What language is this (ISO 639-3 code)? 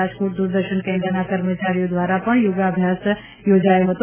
guj